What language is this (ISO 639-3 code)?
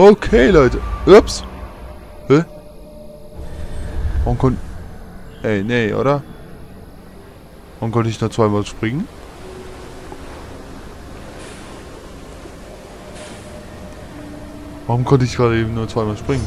deu